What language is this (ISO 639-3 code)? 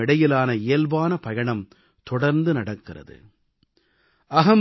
tam